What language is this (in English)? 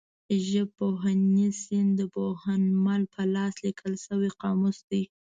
Pashto